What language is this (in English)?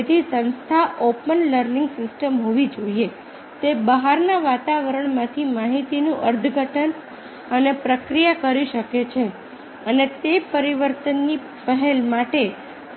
Gujarati